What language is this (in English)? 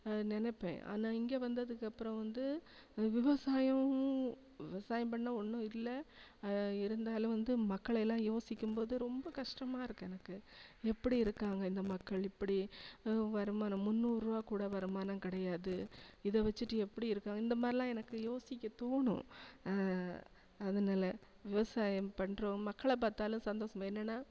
Tamil